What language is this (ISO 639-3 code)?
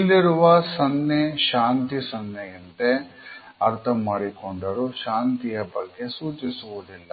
kan